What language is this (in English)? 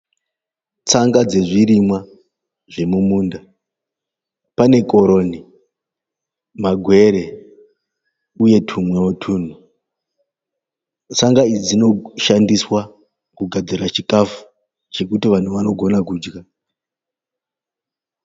Shona